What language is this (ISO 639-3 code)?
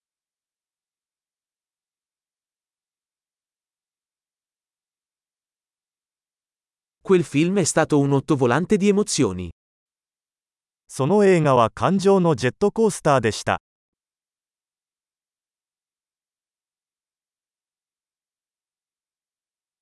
ita